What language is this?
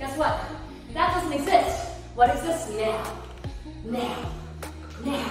English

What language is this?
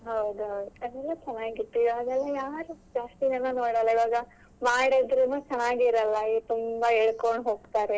Kannada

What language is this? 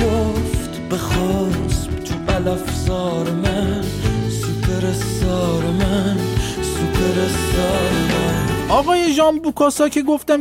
Persian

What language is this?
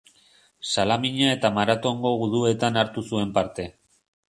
Basque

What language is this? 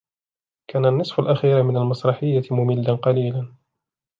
Arabic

